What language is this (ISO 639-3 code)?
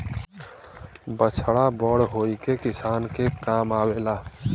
bho